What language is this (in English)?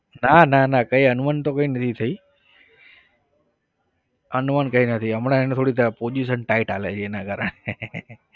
Gujarati